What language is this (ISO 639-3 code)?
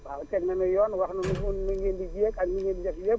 wol